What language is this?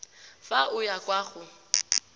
Tswana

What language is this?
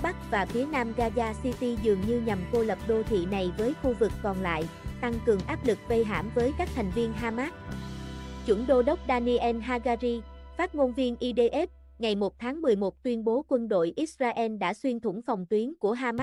Vietnamese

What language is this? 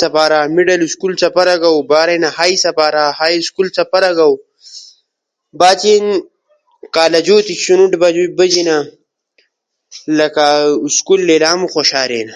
Ushojo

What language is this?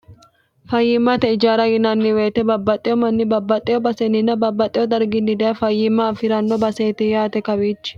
Sidamo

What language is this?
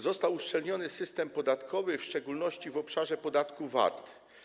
Polish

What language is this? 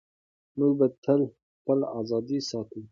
Pashto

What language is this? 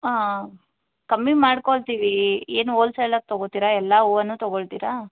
Kannada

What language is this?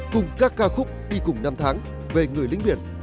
Vietnamese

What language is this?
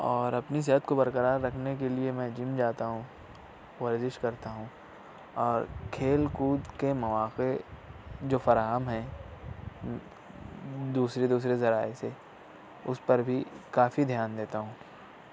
Urdu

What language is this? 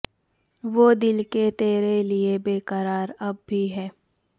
Urdu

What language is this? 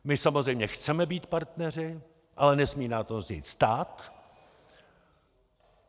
Czech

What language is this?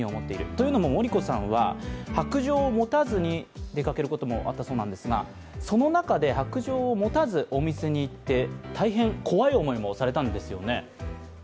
Japanese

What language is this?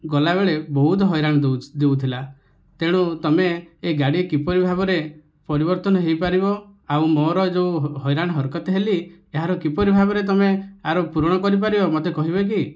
Odia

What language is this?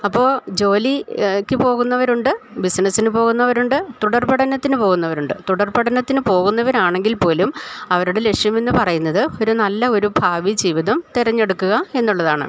Malayalam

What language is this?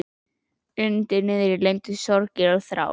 Icelandic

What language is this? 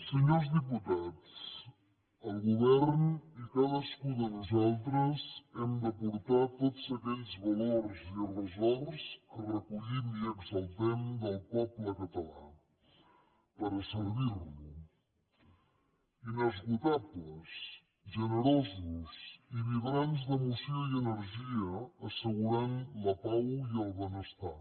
Catalan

